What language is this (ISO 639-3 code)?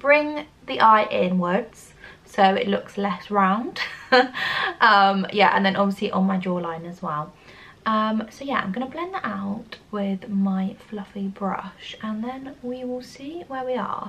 eng